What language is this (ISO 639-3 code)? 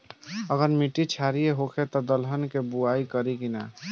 bho